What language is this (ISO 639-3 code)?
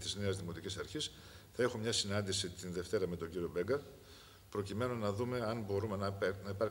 ell